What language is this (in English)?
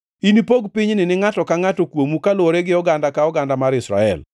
Luo (Kenya and Tanzania)